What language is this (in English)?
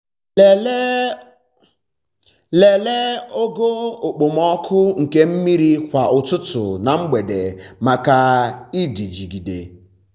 Igbo